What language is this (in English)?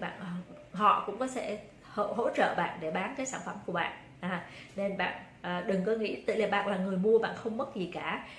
Vietnamese